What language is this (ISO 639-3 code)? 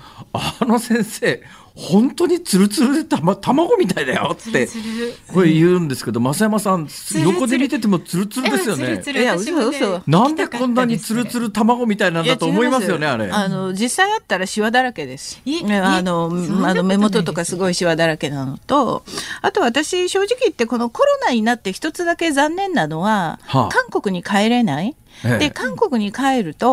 jpn